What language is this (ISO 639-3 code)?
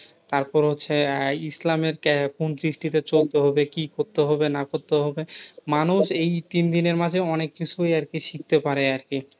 ben